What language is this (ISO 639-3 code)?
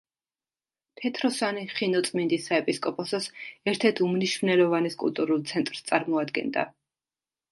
kat